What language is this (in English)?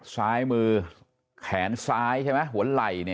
Thai